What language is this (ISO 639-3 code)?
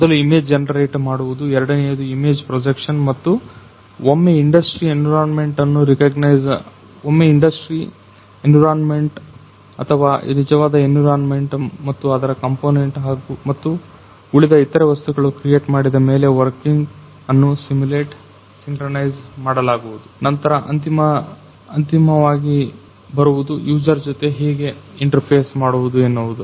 kan